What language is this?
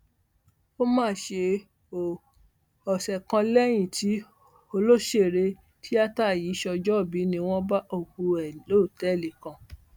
Yoruba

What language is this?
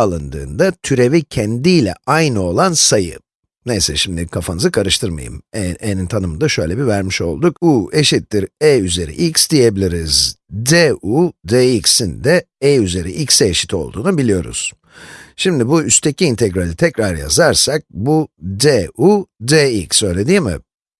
Turkish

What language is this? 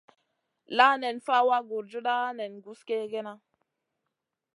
Masana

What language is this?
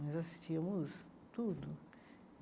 Portuguese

